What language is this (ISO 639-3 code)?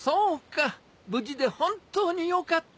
jpn